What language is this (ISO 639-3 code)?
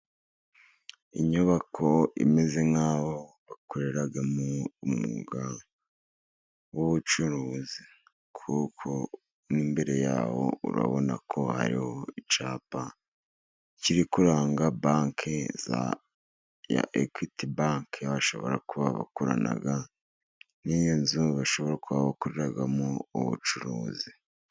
kin